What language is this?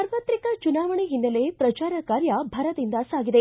Kannada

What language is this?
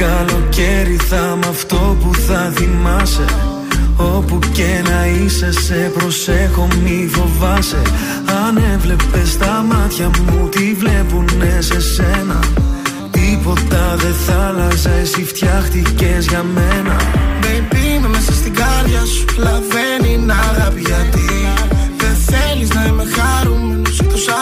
Greek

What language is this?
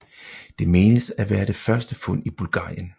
Danish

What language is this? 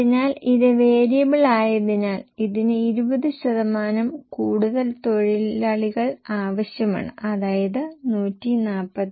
Malayalam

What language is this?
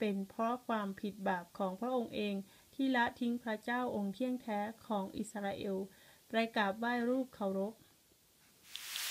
Thai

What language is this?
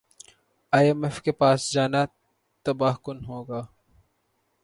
Urdu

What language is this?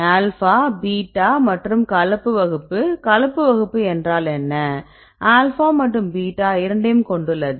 Tamil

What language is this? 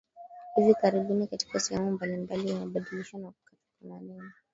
Swahili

